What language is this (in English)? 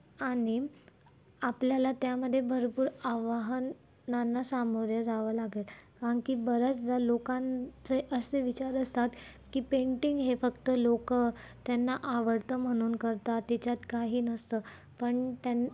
Marathi